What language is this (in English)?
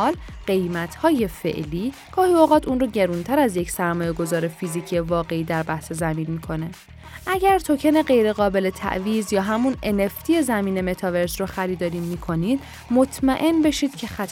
Persian